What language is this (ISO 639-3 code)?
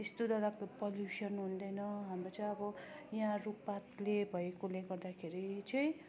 nep